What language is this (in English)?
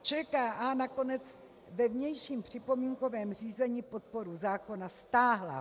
Czech